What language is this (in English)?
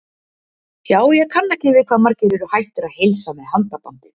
Icelandic